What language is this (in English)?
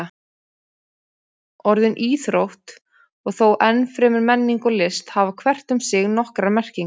Icelandic